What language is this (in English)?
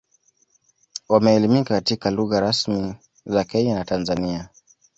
Swahili